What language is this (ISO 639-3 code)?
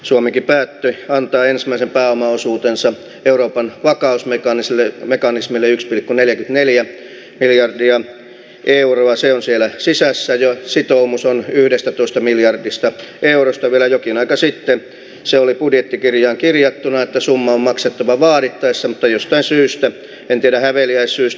fin